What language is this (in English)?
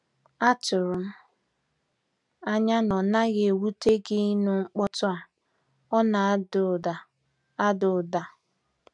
Igbo